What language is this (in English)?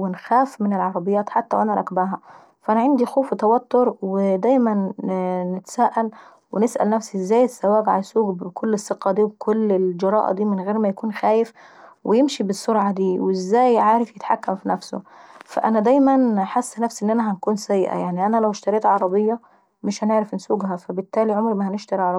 Saidi Arabic